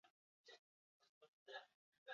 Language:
Basque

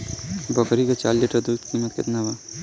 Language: Bhojpuri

